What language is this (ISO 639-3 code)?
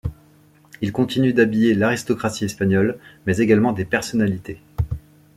fra